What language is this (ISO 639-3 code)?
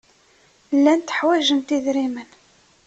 kab